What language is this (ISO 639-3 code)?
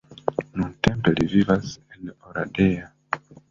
epo